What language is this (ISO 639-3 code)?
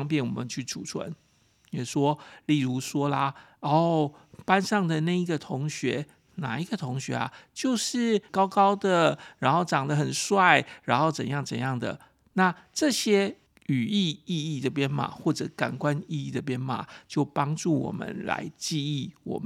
zho